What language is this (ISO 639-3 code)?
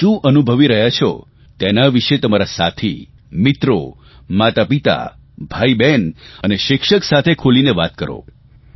guj